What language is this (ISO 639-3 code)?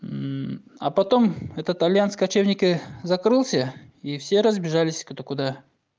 rus